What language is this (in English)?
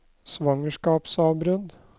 Norwegian